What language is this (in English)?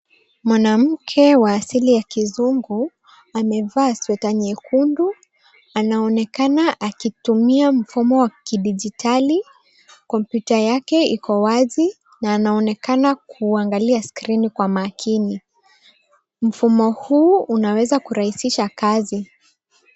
Swahili